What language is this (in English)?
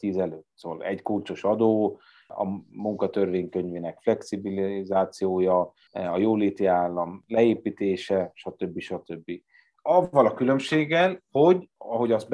Hungarian